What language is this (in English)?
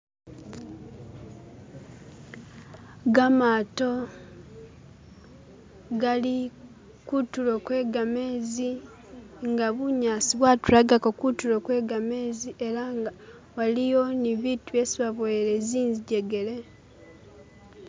Masaaba